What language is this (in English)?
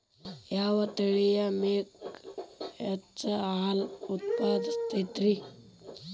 Kannada